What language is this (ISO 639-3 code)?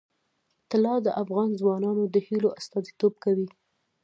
pus